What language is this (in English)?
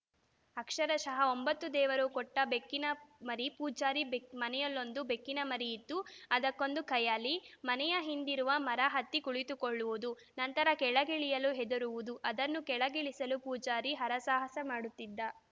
Kannada